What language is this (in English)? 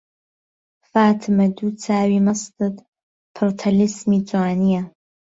Central Kurdish